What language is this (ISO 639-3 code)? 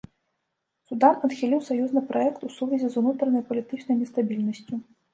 bel